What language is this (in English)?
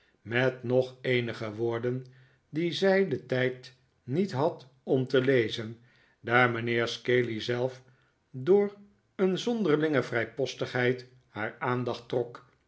Dutch